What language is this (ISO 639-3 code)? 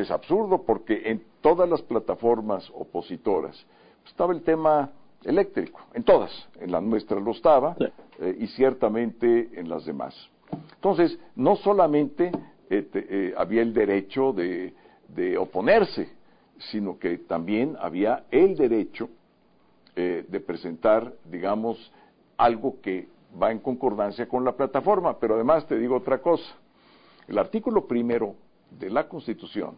spa